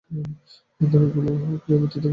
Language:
Bangla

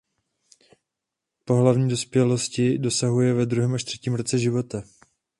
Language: Czech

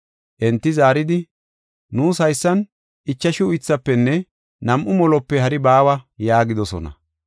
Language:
Gofa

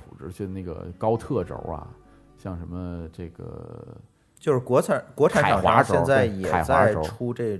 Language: Chinese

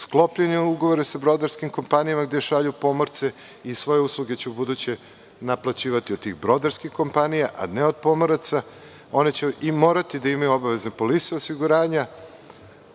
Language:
Serbian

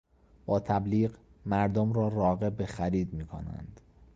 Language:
Persian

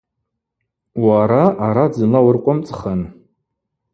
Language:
Abaza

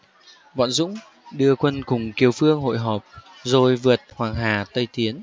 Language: Vietnamese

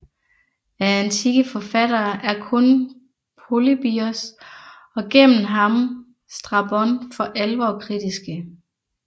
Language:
Danish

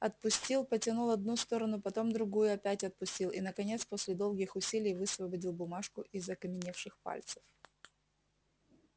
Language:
Russian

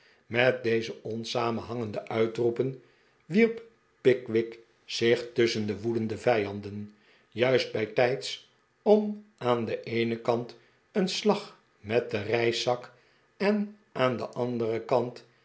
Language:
Dutch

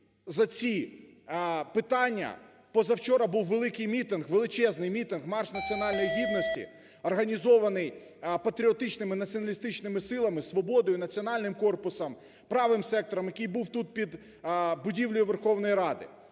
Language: Ukrainian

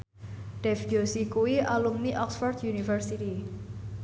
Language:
Javanese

